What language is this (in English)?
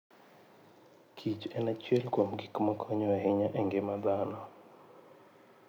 Luo (Kenya and Tanzania)